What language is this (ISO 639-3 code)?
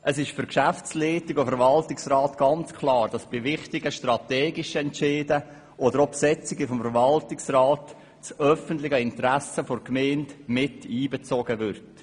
gsw